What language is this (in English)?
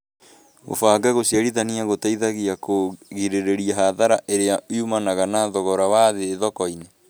Kikuyu